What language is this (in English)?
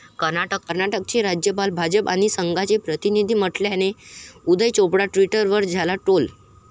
Marathi